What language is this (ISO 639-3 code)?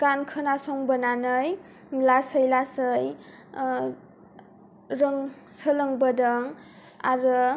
brx